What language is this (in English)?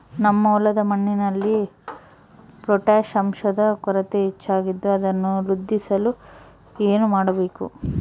Kannada